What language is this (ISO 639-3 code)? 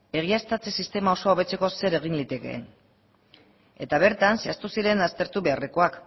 eus